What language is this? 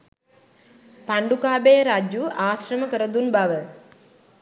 Sinhala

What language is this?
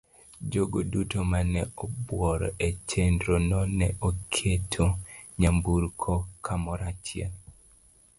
Luo (Kenya and Tanzania)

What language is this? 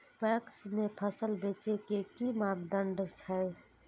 Maithili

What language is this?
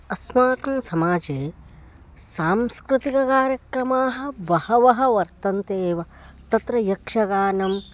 Sanskrit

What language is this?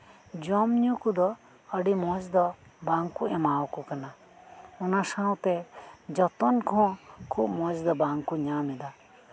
Santali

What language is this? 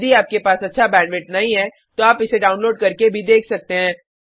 Hindi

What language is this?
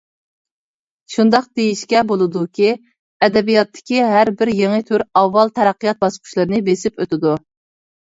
Uyghur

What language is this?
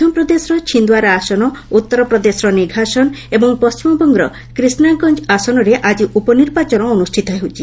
Odia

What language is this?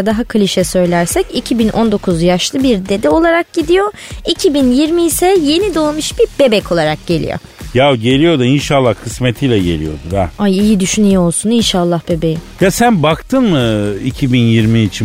Turkish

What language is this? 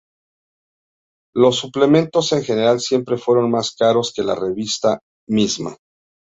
Spanish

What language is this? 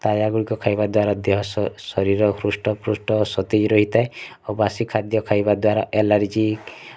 Odia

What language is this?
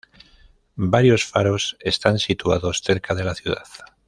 Spanish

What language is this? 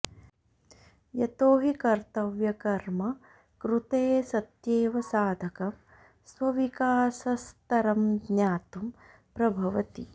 Sanskrit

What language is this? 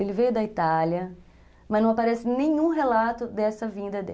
Portuguese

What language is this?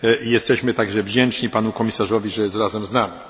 Polish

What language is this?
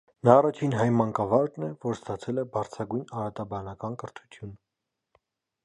Armenian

